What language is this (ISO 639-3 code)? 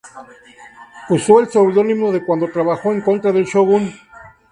spa